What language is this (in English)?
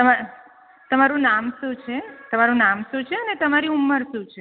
Gujarati